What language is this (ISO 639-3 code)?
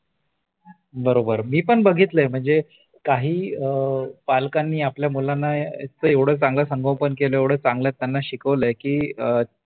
mar